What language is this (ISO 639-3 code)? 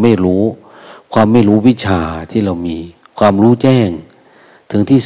tha